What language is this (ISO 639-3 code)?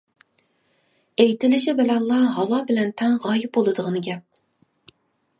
uig